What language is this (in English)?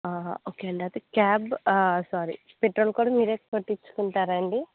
Telugu